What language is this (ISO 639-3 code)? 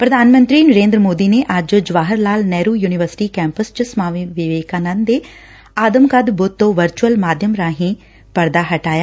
pan